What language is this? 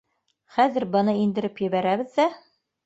Bashkir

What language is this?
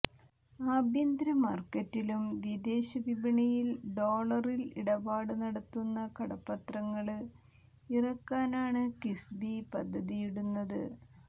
Malayalam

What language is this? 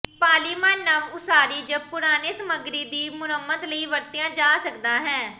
Punjabi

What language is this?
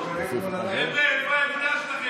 Hebrew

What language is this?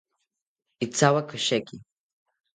South Ucayali Ashéninka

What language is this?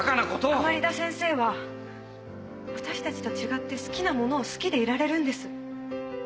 Japanese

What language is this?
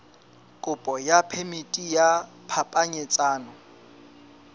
Southern Sotho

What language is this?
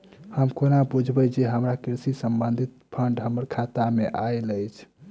Maithili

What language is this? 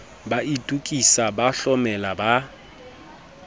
Southern Sotho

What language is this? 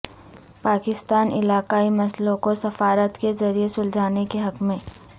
Urdu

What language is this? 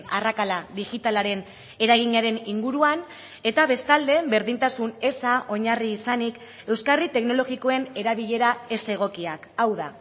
Basque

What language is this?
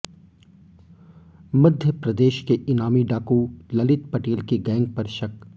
Hindi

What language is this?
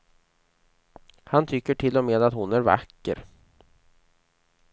Swedish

